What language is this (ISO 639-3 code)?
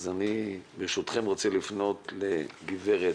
heb